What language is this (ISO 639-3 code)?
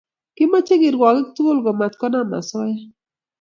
kln